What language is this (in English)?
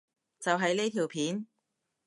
Cantonese